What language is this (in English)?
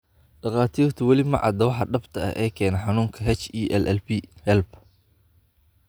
Somali